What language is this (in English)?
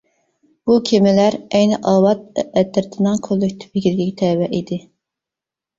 Uyghur